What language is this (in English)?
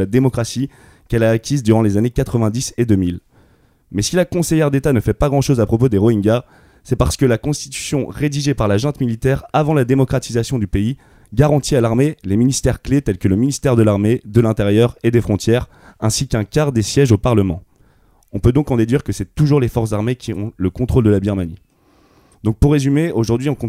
French